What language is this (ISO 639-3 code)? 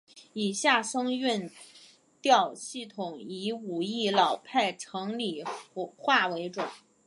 zho